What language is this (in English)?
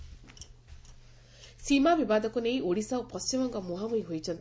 Odia